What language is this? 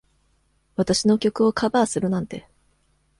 Japanese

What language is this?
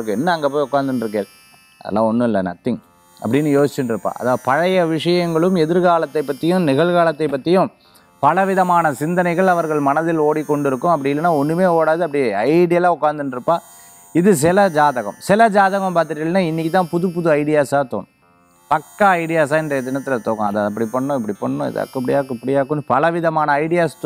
Tamil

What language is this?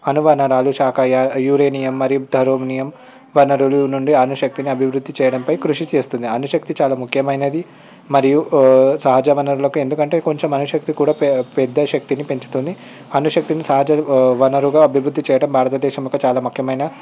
Telugu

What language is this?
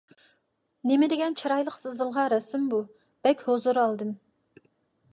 Uyghur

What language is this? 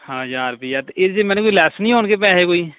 Punjabi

